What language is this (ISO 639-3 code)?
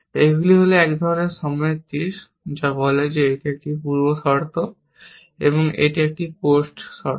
ben